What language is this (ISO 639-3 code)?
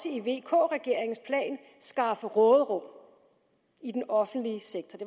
dan